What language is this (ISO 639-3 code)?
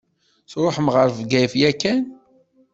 kab